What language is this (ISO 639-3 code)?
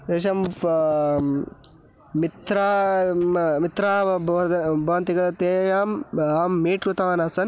san